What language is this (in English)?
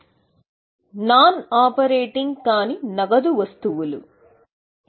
Telugu